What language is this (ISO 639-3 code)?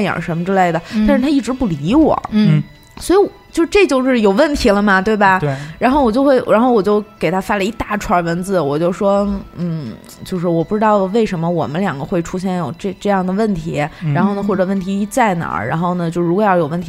zho